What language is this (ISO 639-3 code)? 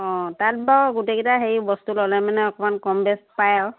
asm